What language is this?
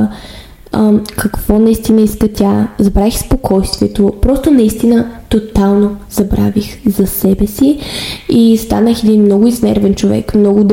Bulgarian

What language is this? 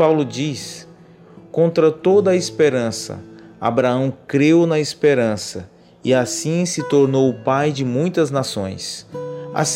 Portuguese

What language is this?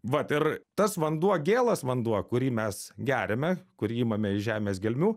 Lithuanian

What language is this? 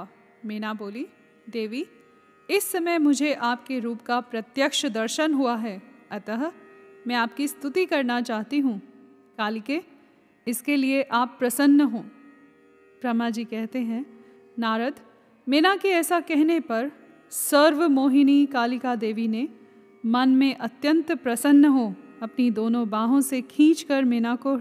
Hindi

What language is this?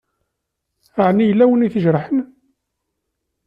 Kabyle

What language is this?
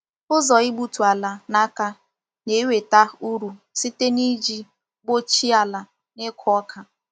Igbo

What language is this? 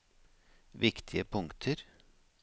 Norwegian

